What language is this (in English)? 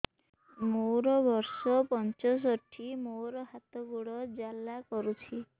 Odia